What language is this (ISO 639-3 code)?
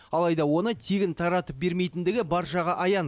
kaz